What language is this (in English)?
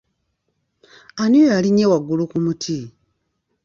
Ganda